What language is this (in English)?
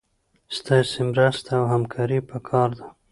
Pashto